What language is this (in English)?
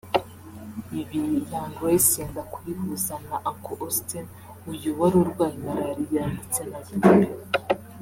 Kinyarwanda